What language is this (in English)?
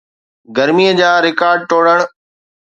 Sindhi